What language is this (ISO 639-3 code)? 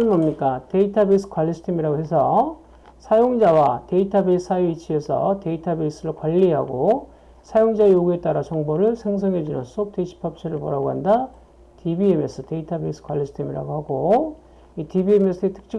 kor